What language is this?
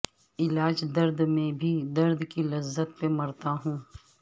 Urdu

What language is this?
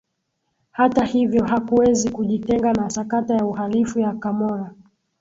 Swahili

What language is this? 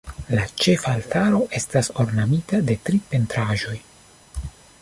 Esperanto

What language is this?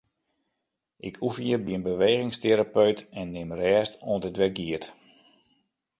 Western Frisian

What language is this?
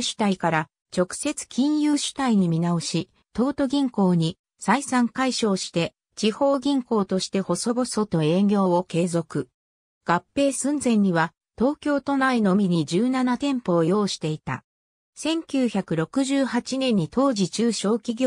Japanese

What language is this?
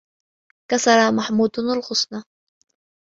Arabic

